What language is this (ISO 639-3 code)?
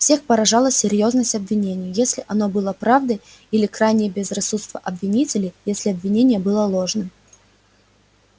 rus